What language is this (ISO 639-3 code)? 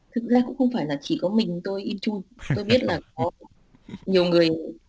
vie